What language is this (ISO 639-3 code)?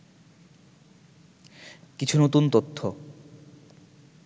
ben